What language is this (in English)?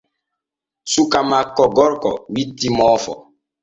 Borgu Fulfulde